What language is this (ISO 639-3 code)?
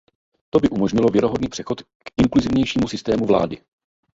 ces